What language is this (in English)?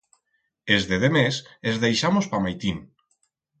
Aragonese